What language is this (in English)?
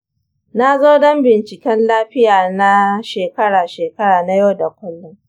Hausa